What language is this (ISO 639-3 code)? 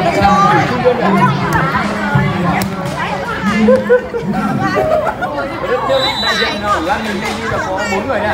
vie